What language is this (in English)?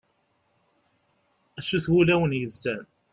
Kabyle